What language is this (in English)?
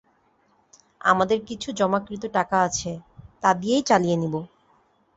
Bangla